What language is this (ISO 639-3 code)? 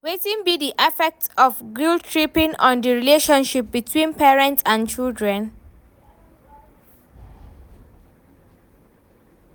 pcm